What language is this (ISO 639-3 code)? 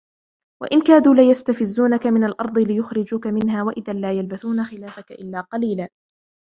ara